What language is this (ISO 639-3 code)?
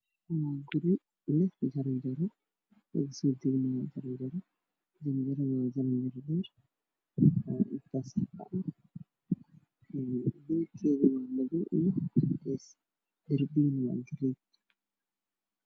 som